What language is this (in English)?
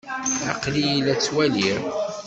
Kabyle